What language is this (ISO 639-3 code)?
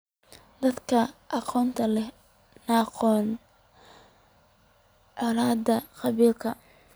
som